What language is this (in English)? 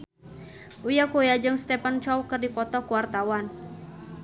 Sundanese